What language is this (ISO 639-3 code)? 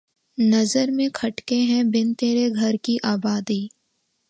urd